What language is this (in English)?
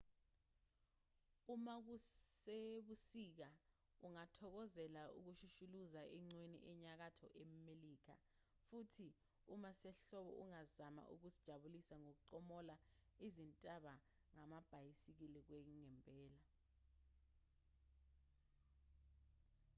Zulu